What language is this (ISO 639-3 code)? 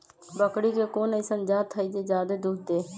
mag